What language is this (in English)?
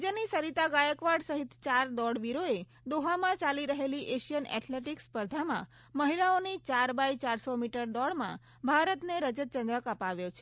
Gujarati